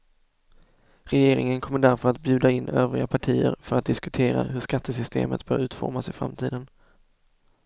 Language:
Swedish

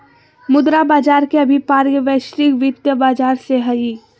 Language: Magahi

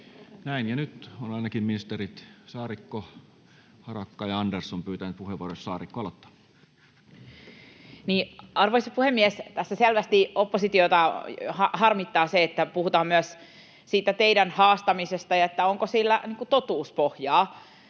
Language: Finnish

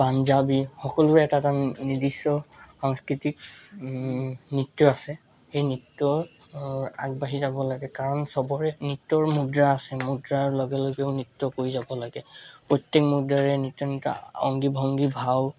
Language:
Assamese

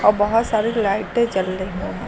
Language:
Hindi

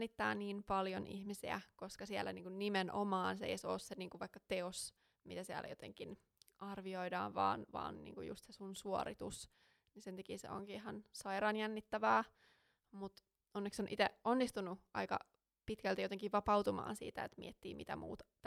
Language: Finnish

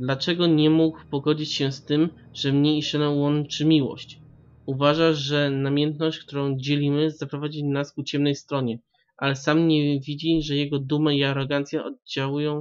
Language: Polish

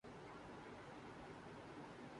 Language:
Urdu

